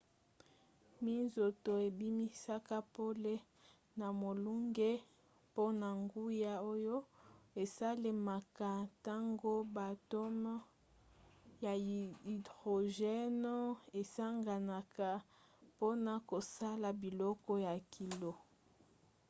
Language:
Lingala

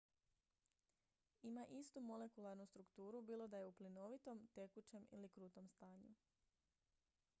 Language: Croatian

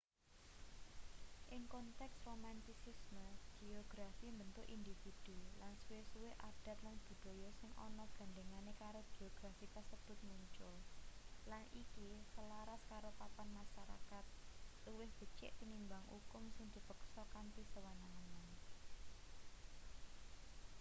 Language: Javanese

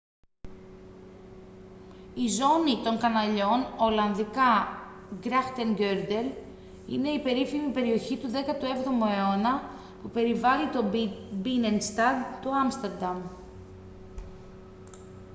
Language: Greek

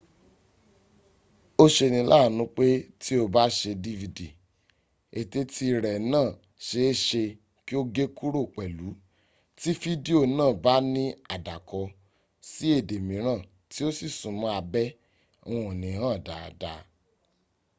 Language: Yoruba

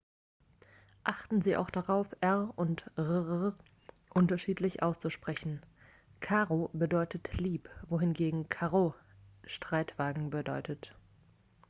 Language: German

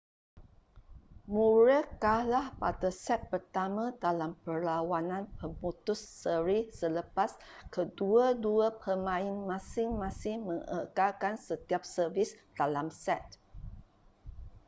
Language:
Malay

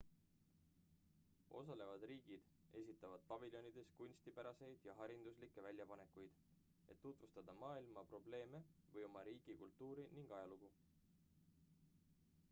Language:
Estonian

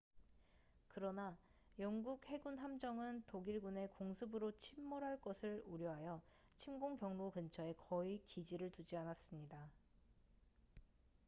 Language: Korean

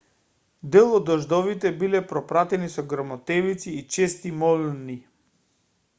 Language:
Macedonian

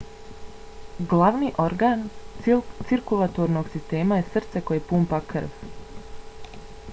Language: Bosnian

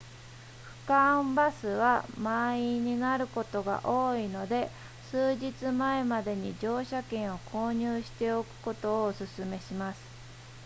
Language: Japanese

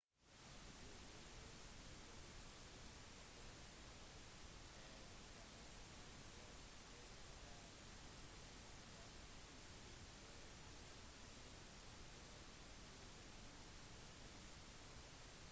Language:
Norwegian Bokmål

